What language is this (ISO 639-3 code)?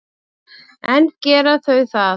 isl